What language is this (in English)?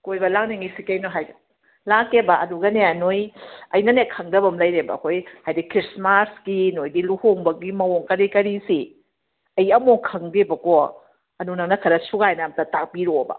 Manipuri